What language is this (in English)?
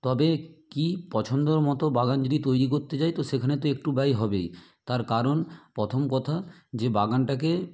Bangla